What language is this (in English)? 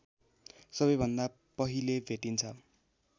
Nepali